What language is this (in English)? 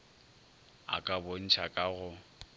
Northern Sotho